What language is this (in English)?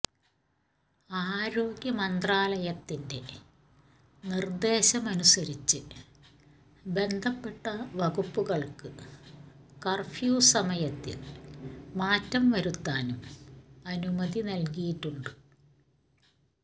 Malayalam